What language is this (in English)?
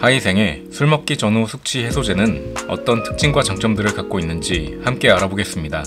Korean